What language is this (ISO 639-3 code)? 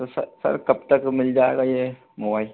hin